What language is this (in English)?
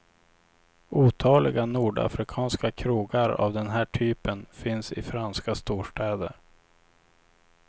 Swedish